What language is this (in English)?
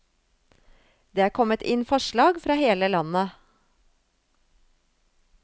Norwegian